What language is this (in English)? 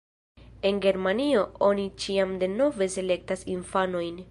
Esperanto